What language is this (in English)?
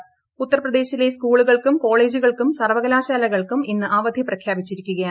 Malayalam